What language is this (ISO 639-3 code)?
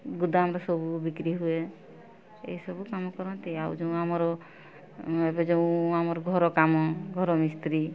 ori